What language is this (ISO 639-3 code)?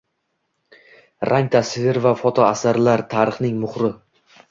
uzb